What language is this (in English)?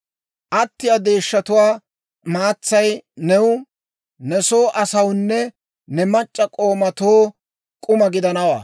Dawro